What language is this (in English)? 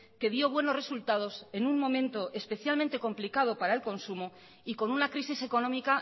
Spanish